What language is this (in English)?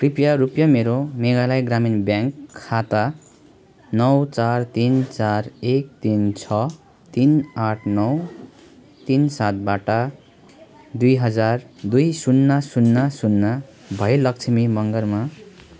Nepali